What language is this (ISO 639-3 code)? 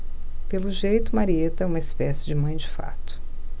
por